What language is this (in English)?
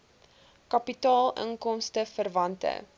Afrikaans